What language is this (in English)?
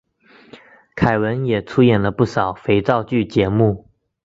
Chinese